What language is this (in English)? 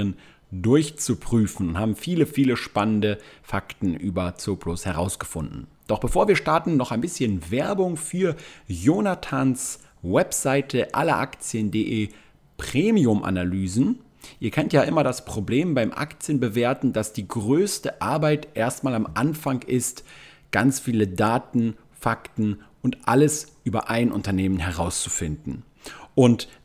German